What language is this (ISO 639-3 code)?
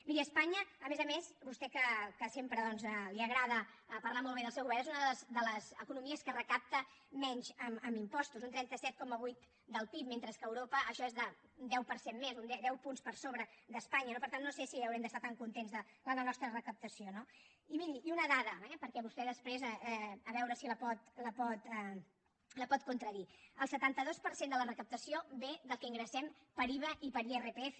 cat